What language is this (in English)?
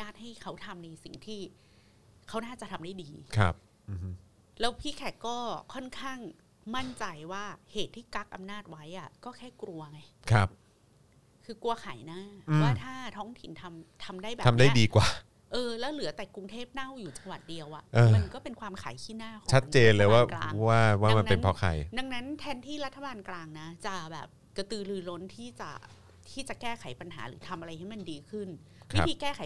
Thai